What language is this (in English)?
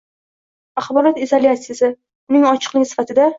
Uzbek